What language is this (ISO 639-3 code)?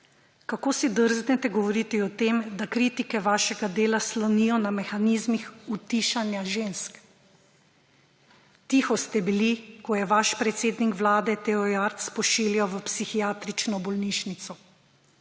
slv